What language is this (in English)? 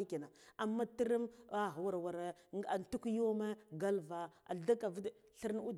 Guduf-Gava